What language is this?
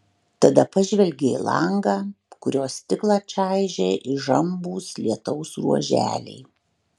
Lithuanian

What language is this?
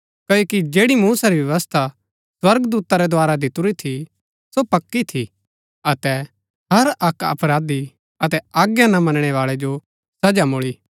Gaddi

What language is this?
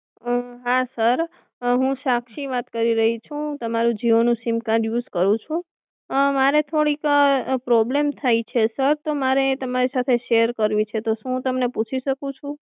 Gujarati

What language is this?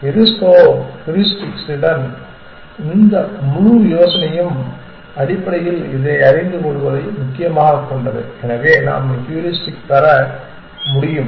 Tamil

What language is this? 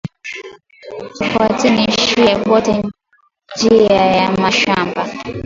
Swahili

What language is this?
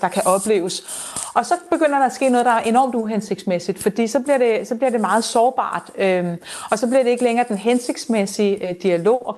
Danish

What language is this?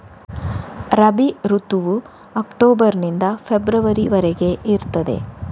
Kannada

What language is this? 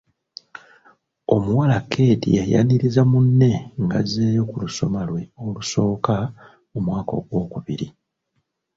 Ganda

